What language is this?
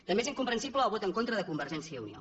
Catalan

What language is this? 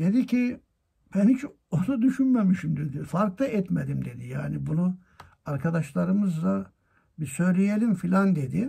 Turkish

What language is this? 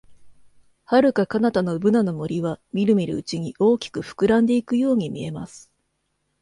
Japanese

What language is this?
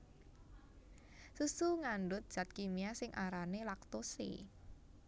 Javanese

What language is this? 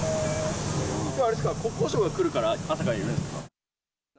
Japanese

